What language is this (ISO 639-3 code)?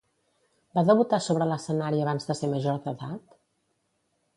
cat